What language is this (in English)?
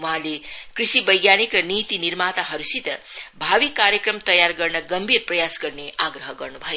Nepali